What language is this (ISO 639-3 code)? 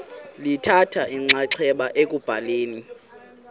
xho